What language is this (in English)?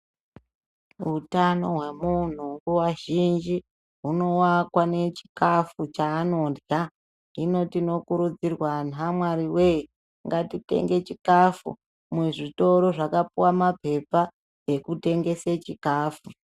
Ndau